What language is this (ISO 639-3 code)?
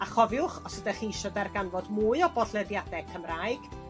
cym